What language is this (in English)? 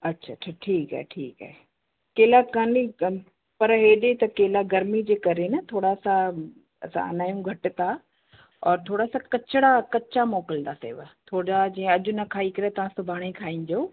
Sindhi